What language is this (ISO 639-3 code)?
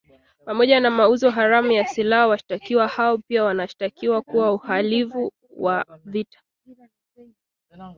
swa